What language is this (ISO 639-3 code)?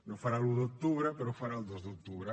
cat